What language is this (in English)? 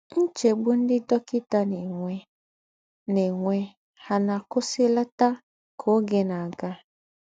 Igbo